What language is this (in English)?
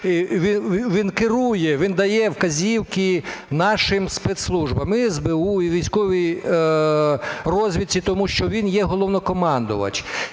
Ukrainian